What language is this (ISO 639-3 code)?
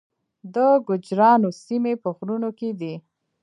pus